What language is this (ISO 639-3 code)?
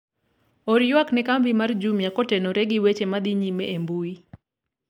luo